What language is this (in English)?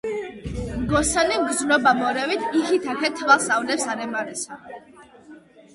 Georgian